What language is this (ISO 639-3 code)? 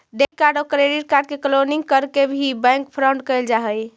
mag